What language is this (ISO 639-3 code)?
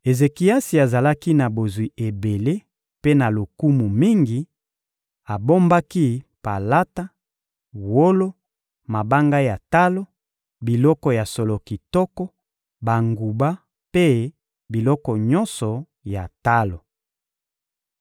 lin